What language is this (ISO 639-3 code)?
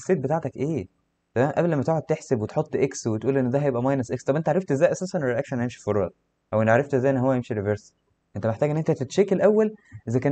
ara